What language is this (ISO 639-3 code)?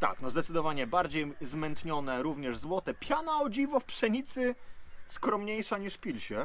pol